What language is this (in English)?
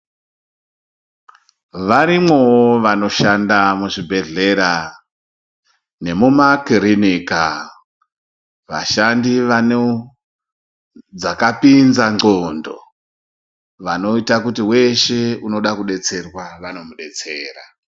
Ndau